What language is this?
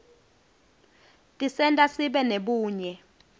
Swati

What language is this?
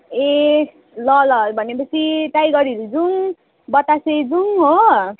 Nepali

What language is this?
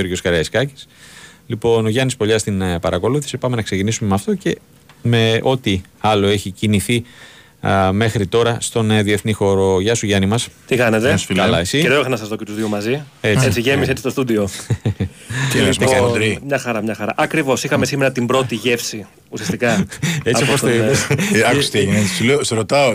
Greek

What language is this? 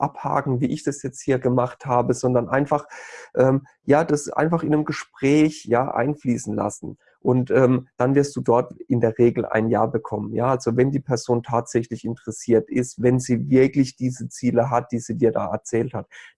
German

